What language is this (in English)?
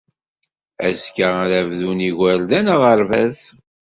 Kabyle